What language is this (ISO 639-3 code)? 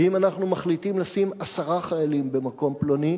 heb